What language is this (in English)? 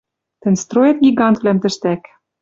Western Mari